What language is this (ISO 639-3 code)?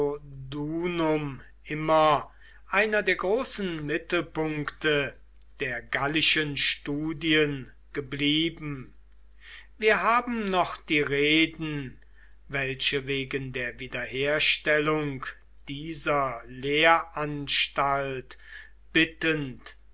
deu